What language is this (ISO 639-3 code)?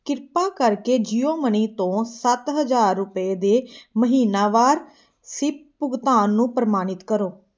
pan